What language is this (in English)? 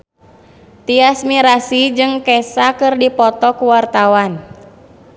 Sundanese